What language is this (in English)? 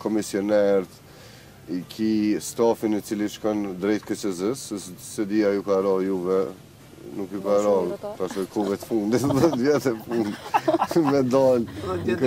Romanian